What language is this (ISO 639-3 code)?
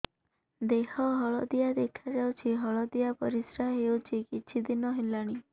ori